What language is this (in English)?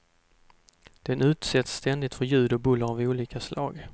Swedish